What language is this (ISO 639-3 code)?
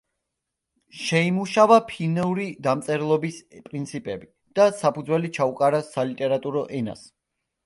kat